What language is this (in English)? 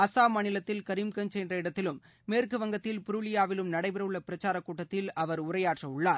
Tamil